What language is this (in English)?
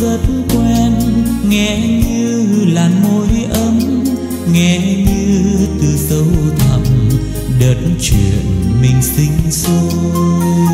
Vietnamese